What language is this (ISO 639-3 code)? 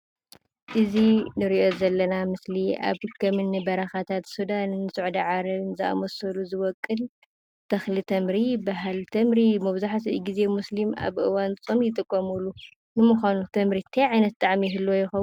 tir